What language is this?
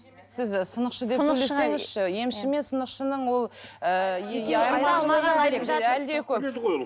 Kazakh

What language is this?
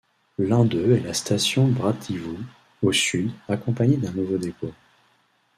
French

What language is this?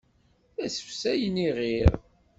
Kabyle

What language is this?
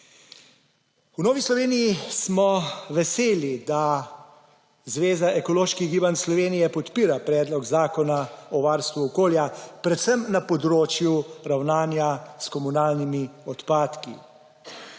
Slovenian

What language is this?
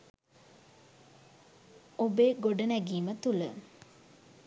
Sinhala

